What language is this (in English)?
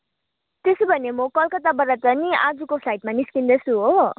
Nepali